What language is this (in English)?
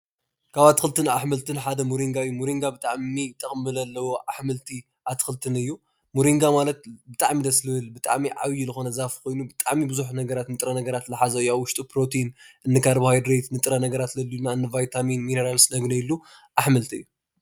Tigrinya